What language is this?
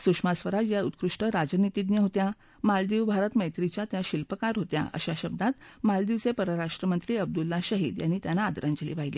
Marathi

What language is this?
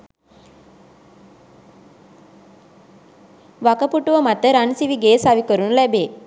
Sinhala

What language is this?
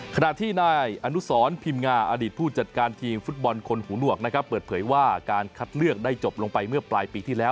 Thai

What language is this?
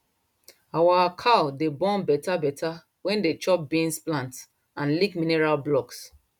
Nigerian Pidgin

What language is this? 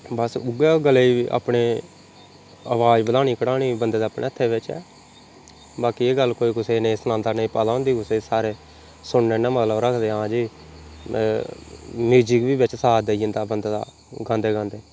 Dogri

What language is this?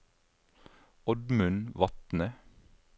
Norwegian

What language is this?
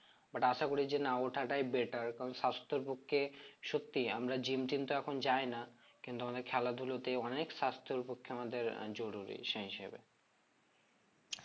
Bangla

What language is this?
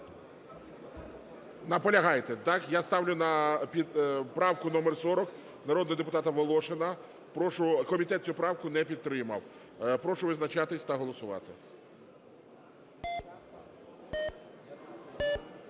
Ukrainian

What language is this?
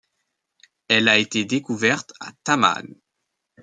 French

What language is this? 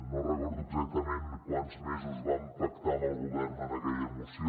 Catalan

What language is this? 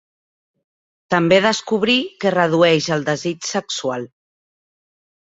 Catalan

